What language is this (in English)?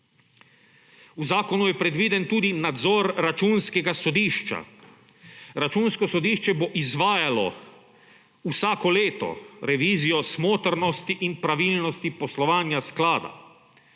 Slovenian